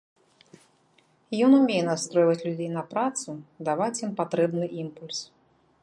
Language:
Belarusian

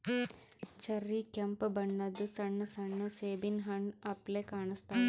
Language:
Kannada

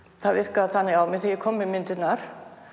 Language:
Icelandic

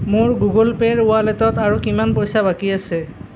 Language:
Assamese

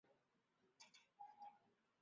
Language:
Chinese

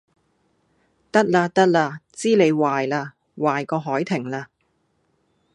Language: Cantonese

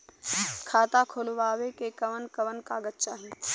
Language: Bhojpuri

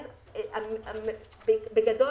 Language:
Hebrew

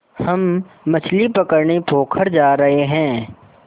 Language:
Hindi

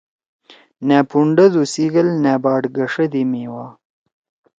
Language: Torwali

